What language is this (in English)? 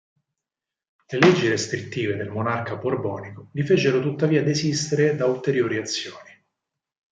Italian